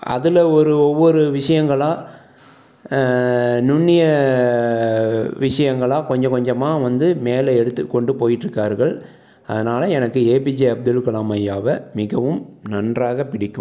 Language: Tamil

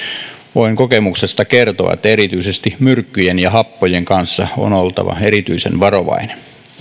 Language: Finnish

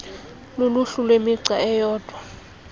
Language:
Xhosa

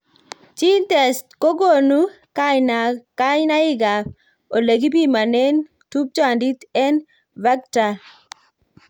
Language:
Kalenjin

